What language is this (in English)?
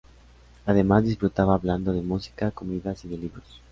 Spanish